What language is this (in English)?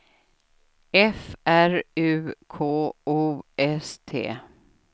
Swedish